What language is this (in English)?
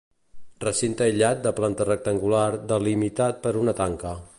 Catalan